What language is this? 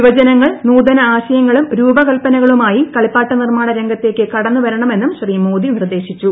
Malayalam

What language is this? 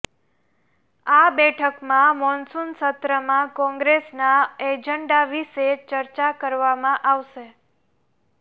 Gujarati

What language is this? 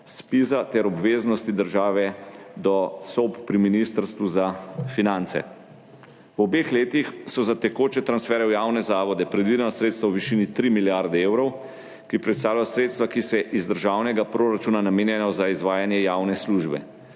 Slovenian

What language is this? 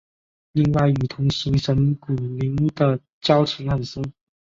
Chinese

